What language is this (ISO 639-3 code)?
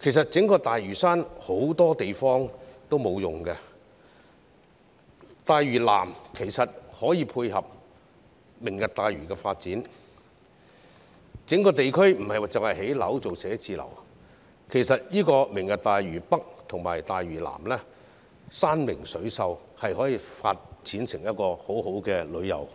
yue